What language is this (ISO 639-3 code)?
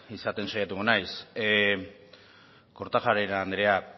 eus